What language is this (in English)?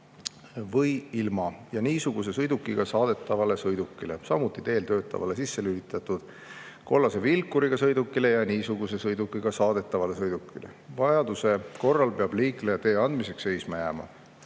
Estonian